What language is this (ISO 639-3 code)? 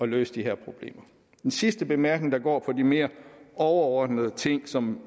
dan